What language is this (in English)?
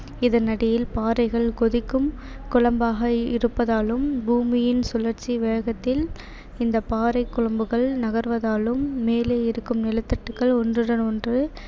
Tamil